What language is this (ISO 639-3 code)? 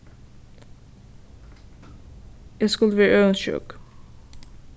fao